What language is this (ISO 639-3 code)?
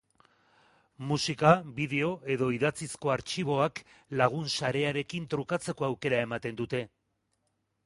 eus